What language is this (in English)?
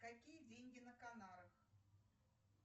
Russian